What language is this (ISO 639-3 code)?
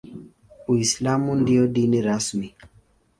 swa